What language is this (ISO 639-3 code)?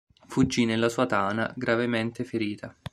ita